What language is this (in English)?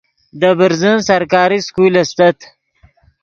Yidgha